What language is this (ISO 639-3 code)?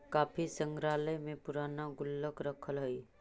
mag